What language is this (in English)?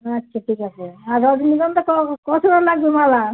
Bangla